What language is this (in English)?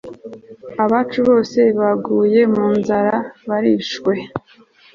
Kinyarwanda